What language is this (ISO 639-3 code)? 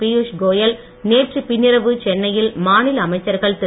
tam